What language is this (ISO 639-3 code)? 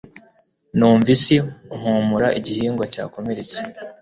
kin